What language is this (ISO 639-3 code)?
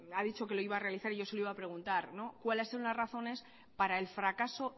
spa